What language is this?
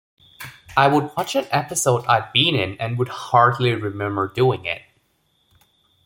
English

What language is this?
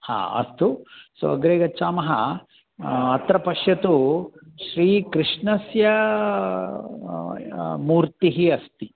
Sanskrit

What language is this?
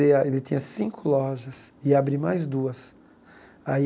Portuguese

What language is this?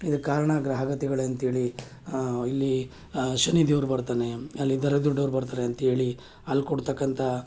Kannada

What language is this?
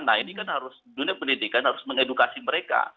Indonesian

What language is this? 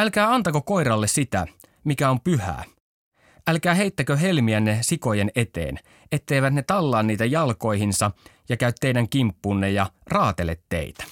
Finnish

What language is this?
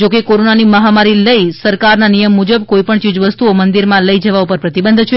Gujarati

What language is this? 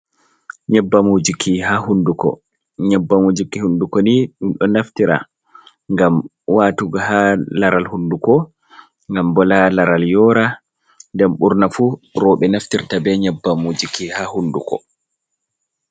Fula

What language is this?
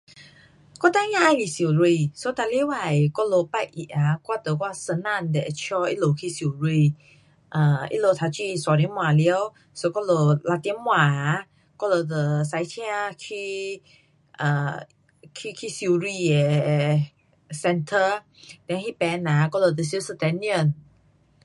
Pu-Xian Chinese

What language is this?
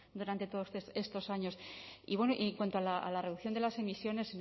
Spanish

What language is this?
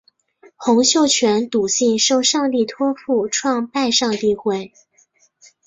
Chinese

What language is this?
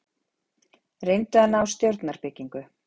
Icelandic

